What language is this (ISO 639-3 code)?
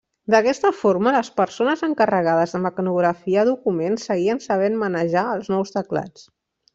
cat